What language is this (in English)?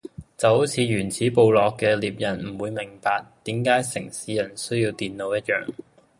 Cantonese